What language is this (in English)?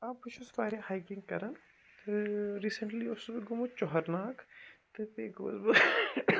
Kashmiri